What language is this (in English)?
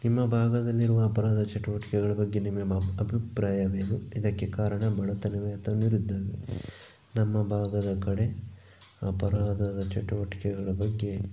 Kannada